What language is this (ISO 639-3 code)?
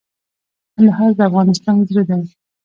pus